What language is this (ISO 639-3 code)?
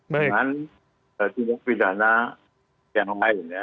ind